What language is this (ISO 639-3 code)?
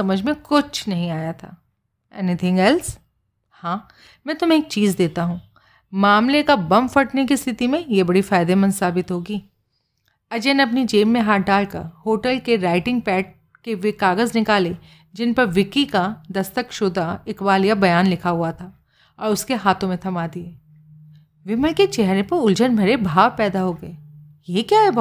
hin